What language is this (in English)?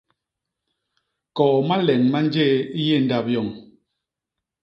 Basaa